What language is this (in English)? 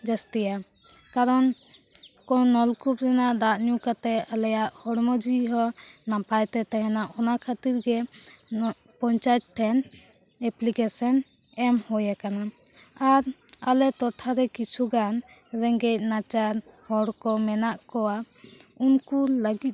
Santali